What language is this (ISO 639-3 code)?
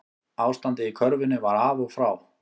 isl